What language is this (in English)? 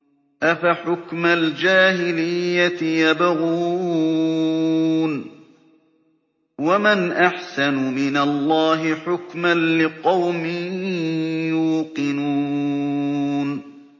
Arabic